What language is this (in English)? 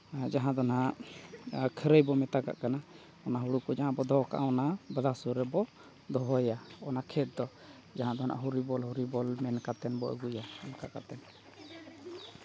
Santali